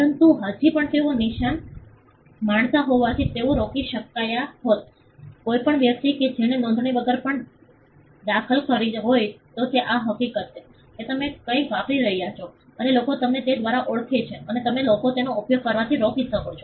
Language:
Gujarati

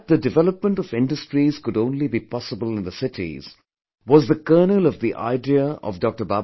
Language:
English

